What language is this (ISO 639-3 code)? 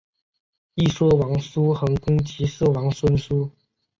zho